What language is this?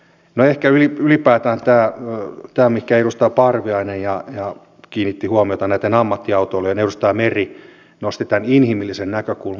Finnish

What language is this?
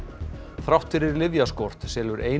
Icelandic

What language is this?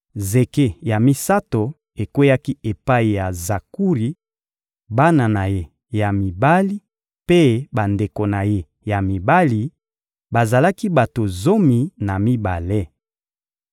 Lingala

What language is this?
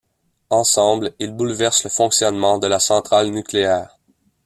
French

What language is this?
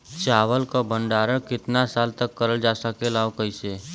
Bhojpuri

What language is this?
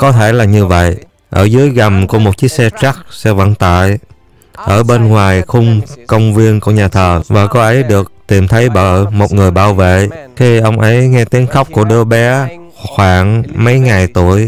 Vietnamese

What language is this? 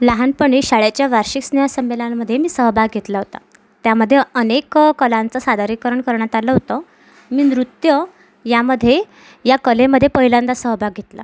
Marathi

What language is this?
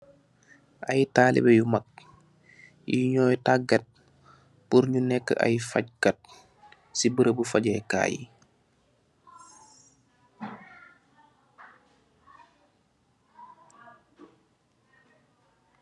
Wolof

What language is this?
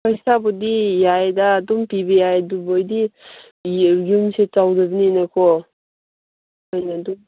Manipuri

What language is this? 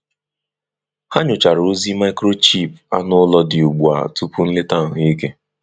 Igbo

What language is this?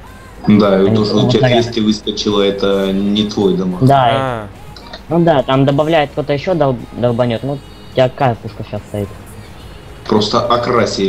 Russian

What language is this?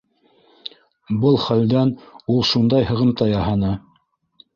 Bashkir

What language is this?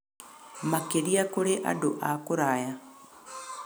Kikuyu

